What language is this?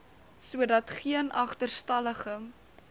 Afrikaans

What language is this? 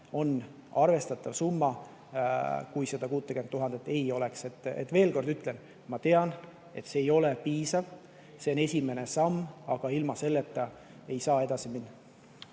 Estonian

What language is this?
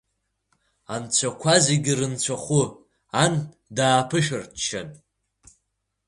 Abkhazian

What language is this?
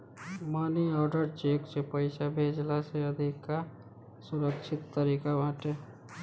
Bhojpuri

